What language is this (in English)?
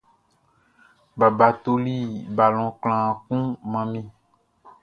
Baoulé